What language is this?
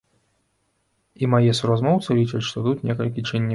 Belarusian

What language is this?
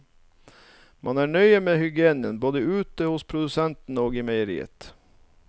Norwegian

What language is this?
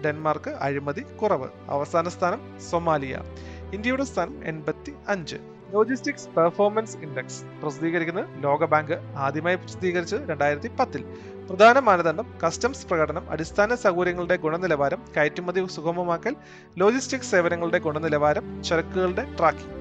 Malayalam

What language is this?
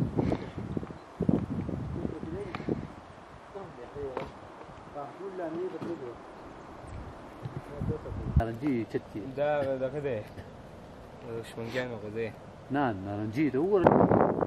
Italian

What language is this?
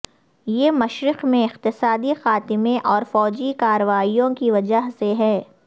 Urdu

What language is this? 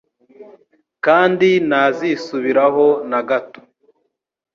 Kinyarwanda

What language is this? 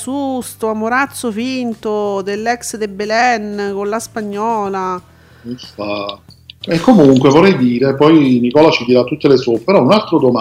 Italian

